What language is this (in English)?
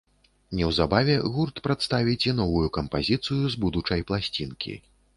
Belarusian